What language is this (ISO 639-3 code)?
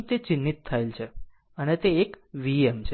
guj